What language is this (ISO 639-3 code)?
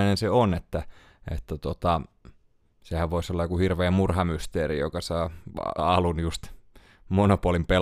fin